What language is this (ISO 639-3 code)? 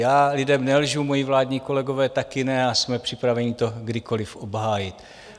ces